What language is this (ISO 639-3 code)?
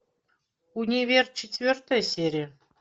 rus